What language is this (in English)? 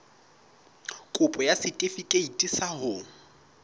Southern Sotho